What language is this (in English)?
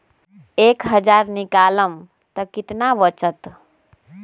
Magahi